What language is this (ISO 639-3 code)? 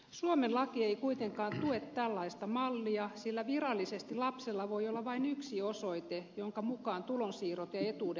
fin